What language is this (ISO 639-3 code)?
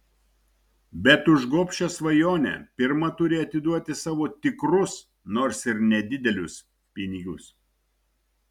lit